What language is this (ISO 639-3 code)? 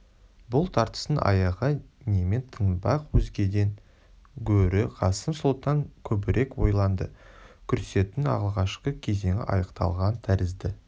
kaz